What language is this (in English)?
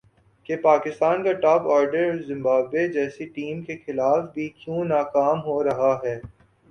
Urdu